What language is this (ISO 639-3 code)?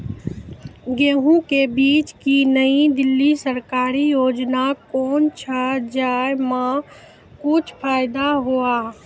mai